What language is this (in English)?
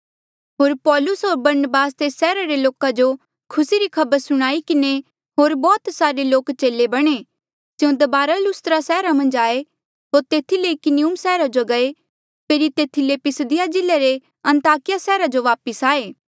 Mandeali